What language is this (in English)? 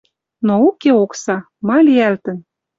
Western Mari